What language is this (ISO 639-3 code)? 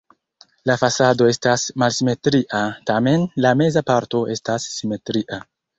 epo